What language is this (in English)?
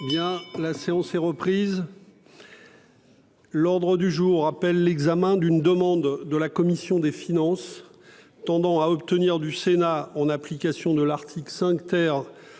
French